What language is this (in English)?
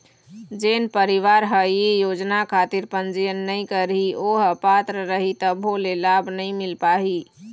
Chhattisgarhi